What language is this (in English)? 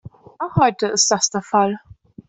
German